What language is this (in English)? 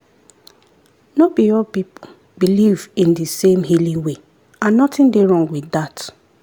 Nigerian Pidgin